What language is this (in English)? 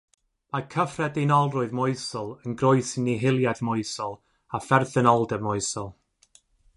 Welsh